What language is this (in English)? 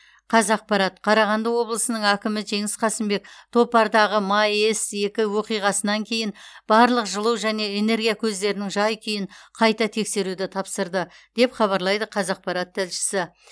Kazakh